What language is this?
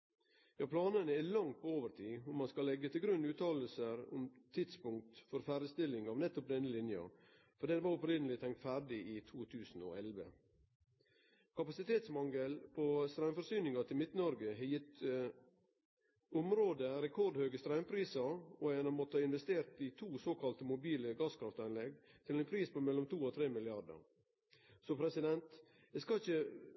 Norwegian Nynorsk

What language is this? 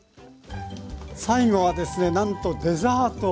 Japanese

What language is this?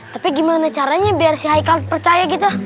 Indonesian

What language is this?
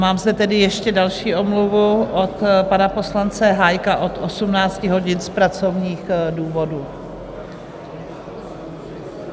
Czech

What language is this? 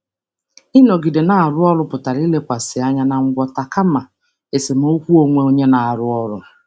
Igbo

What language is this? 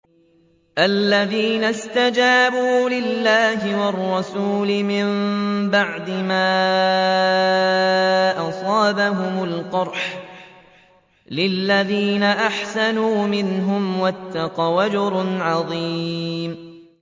Arabic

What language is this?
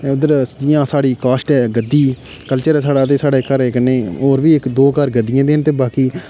Dogri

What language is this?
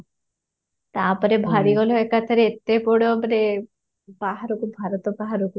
Odia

